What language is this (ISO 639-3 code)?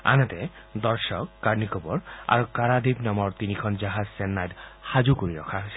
asm